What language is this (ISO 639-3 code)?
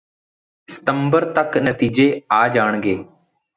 pan